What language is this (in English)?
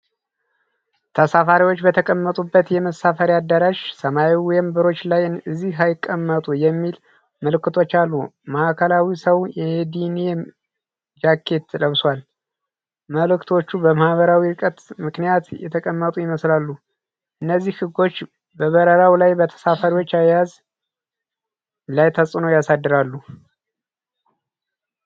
Amharic